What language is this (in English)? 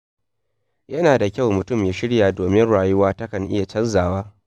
Hausa